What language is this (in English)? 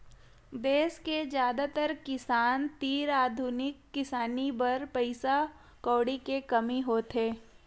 Chhattisgarhi